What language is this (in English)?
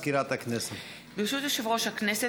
Hebrew